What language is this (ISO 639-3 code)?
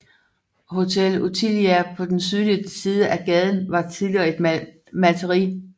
dan